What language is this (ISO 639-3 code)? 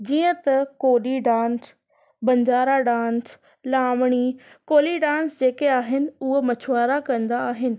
snd